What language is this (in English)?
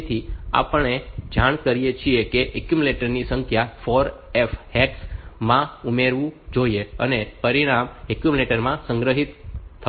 Gujarati